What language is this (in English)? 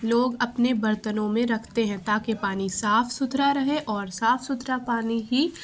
Urdu